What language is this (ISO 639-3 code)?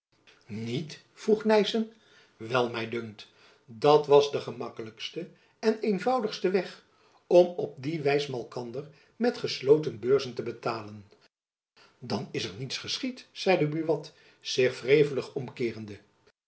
nld